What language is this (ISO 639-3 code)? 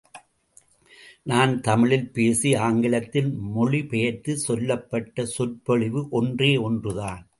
tam